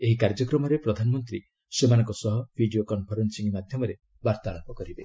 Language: Odia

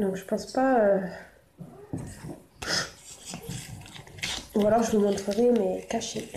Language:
French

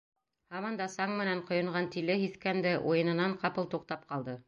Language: Bashkir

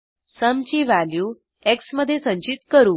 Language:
Marathi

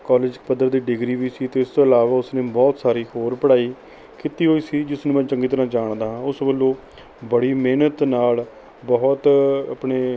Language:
Punjabi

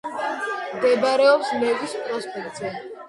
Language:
Georgian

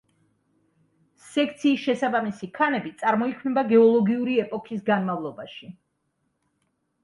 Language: Georgian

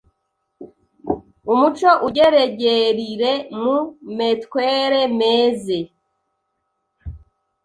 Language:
Kinyarwanda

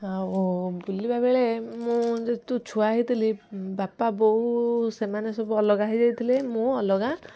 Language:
Odia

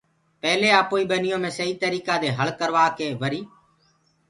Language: Gurgula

